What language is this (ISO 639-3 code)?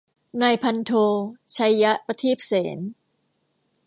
tha